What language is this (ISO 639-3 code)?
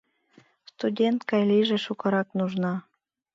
chm